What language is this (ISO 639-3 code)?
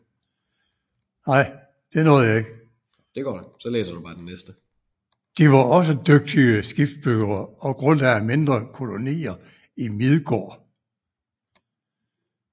dan